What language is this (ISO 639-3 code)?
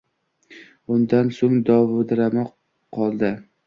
uzb